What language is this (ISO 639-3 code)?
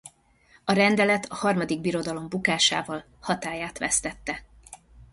hun